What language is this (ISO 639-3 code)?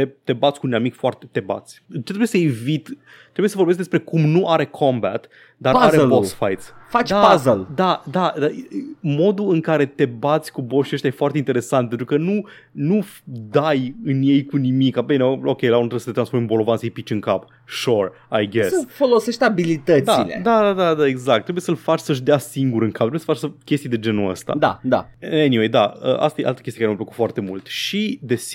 ron